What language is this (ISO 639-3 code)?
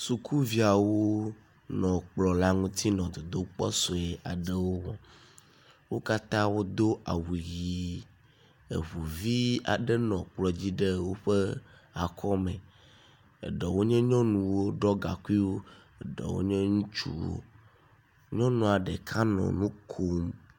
ewe